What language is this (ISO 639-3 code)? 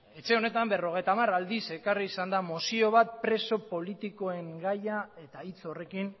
eus